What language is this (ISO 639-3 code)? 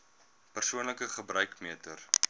afr